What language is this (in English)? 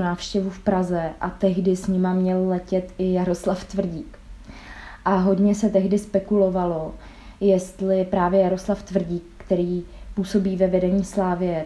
Czech